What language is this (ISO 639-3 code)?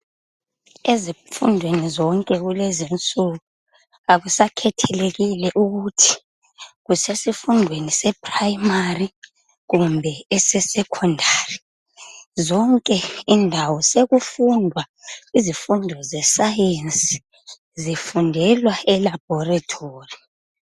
nde